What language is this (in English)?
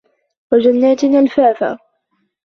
Arabic